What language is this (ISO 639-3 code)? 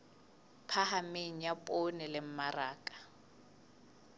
sot